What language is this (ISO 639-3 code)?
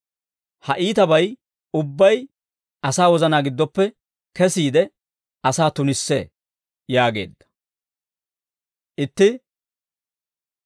dwr